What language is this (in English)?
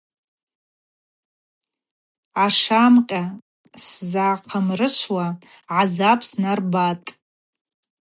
Abaza